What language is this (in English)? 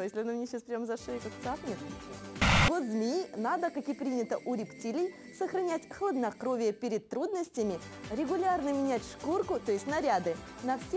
Russian